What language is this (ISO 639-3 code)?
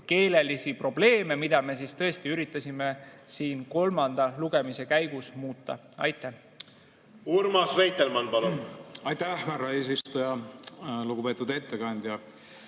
est